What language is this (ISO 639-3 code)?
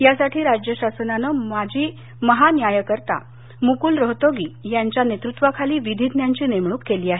mar